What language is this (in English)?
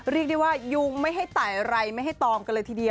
Thai